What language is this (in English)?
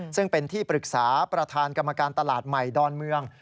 Thai